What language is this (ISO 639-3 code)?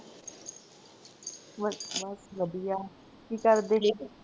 pan